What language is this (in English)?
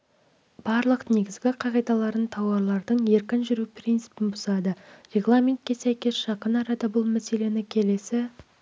Kazakh